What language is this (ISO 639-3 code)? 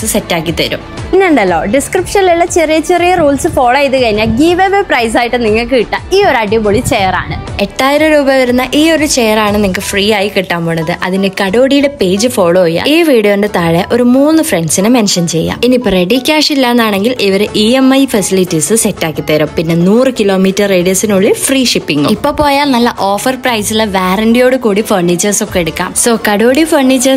mal